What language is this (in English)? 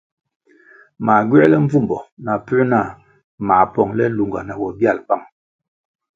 Kwasio